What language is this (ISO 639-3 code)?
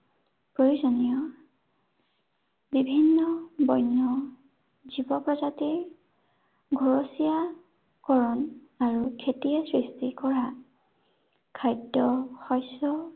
asm